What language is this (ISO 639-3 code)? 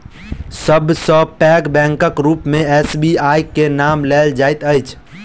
mai